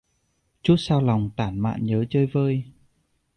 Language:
Vietnamese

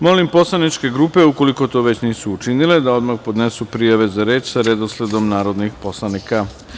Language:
Serbian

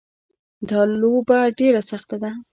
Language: Pashto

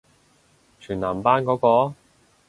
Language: Cantonese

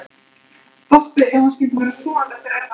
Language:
Icelandic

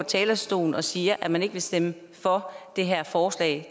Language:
Danish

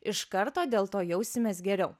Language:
Lithuanian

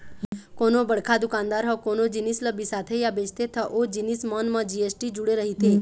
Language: Chhattisgarhi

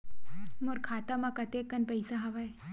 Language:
Chhattisgarhi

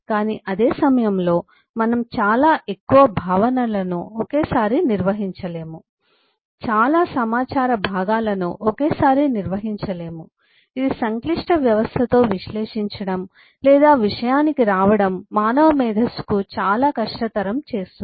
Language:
Telugu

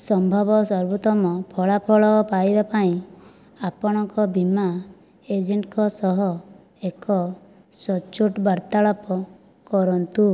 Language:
Odia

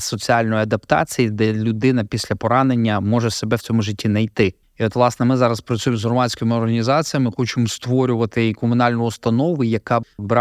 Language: Ukrainian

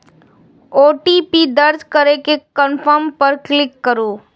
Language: Maithili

